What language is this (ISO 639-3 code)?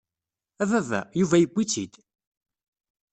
kab